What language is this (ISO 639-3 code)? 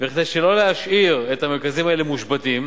heb